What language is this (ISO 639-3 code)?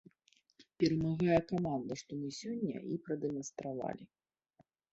bel